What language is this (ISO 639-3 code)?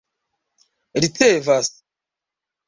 epo